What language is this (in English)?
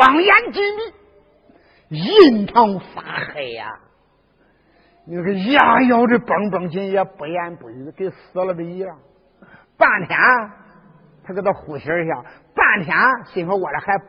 Chinese